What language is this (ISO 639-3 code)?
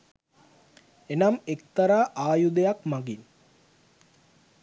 sin